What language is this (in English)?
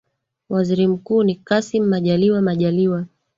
Swahili